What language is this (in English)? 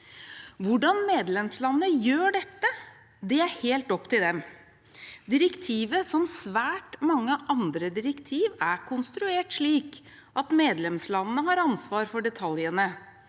Norwegian